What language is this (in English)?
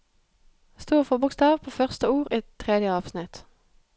Norwegian